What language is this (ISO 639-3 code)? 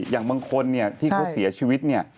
tha